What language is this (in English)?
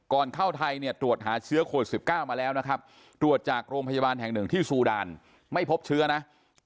Thai